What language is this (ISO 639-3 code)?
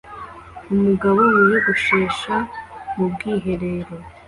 kin